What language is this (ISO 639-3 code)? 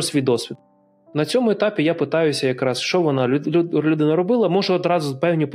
ukr